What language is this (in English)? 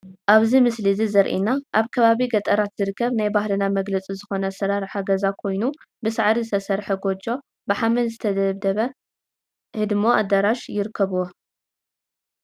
Tigrinya